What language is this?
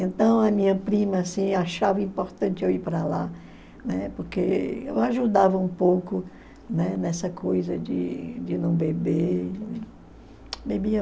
Portuguese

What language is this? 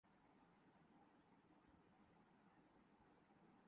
Urdu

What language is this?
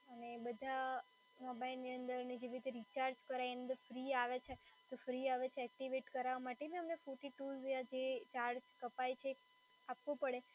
Gujarati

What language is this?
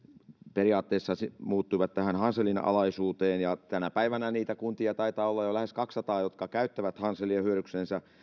Finnish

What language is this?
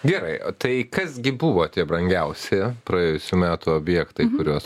Lithuanian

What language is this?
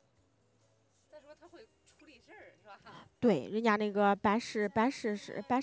Chinese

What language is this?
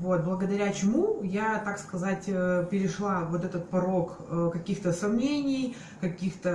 Russian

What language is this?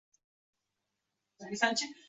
Uzbek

